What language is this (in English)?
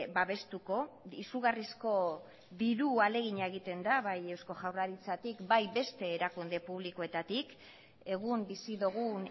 Basque